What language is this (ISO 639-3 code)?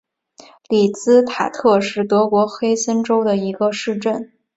zho